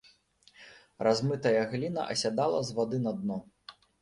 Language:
Belarusian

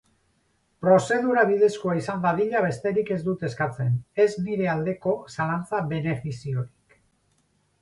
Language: Basque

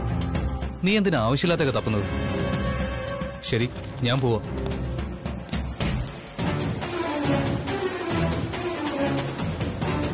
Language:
Arabic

